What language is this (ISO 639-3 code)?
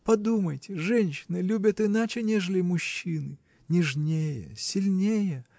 rus